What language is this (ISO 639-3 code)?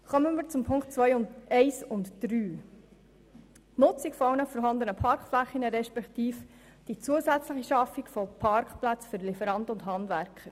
gsw